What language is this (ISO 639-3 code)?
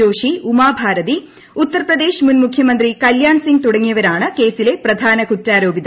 mal